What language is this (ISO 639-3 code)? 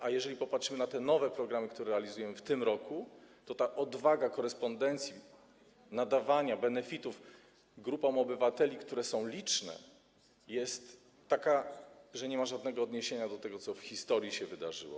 pol